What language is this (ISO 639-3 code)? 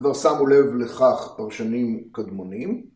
heb